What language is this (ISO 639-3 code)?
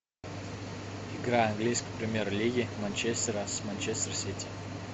rus